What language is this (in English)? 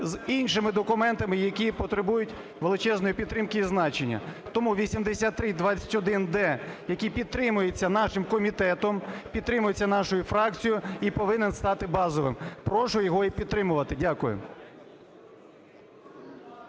Ukrainian